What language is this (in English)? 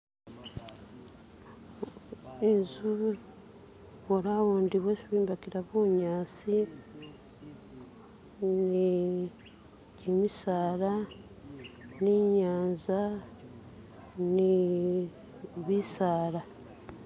Masaaba